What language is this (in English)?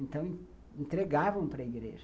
Portuguese